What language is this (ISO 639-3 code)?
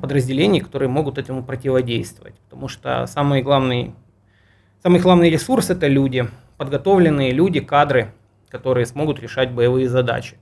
rus